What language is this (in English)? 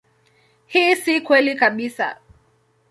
Swahili